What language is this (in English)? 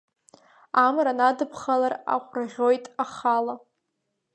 Abkhazian